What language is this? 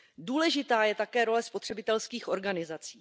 Czech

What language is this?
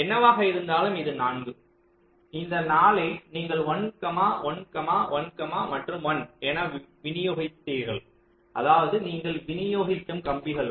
Tamil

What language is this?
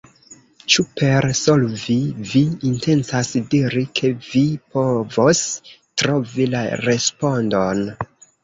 Esperanto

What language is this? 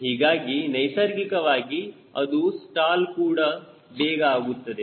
Kannada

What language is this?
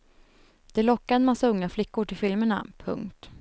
Swedish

